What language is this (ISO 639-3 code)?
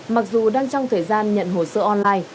vie